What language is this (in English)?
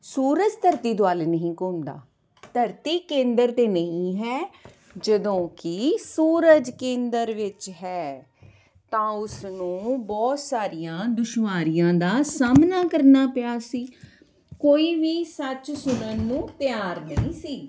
Punjabi